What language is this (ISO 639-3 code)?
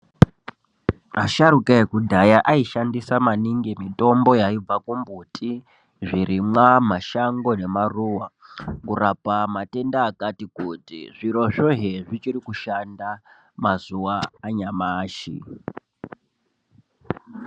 ndc